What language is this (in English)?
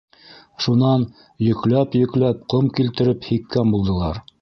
Bashkir